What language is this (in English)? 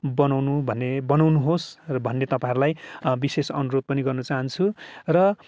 Nepali